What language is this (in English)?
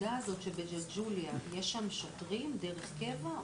Hebrew